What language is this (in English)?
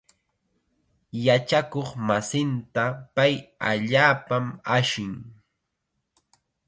Chiquián Ancash Quechua